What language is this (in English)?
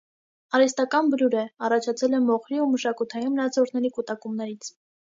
Armenian